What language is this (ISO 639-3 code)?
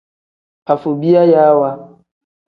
kdh